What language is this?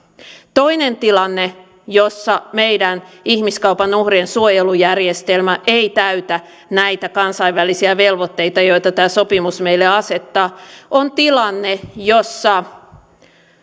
Finnish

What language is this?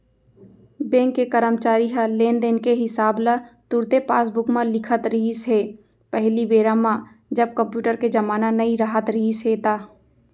Chhattisgarhi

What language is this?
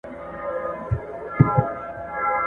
Pashto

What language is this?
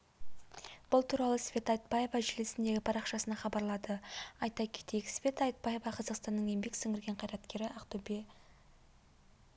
Kazakh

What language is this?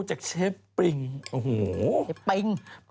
Thai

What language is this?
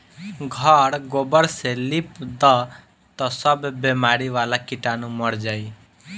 Bhojpuri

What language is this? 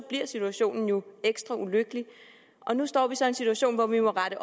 Danish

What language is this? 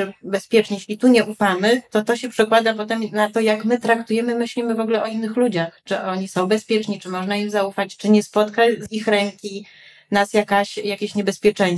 Polish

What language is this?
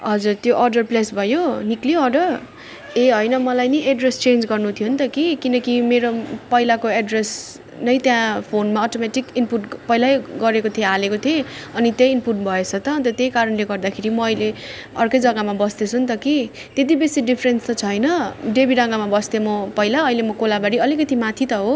Nepali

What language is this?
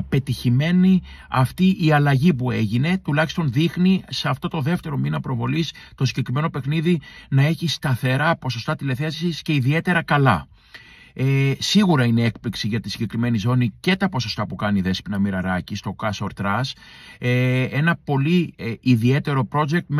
Greek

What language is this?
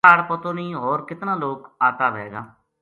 Gujari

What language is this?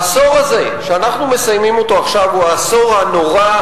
Hebrew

